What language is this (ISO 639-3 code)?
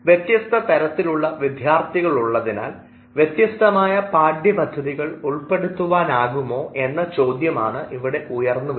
mal